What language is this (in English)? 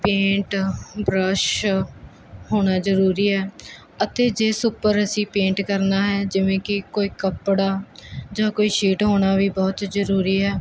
Punjabi